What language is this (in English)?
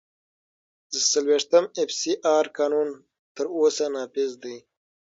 Pashto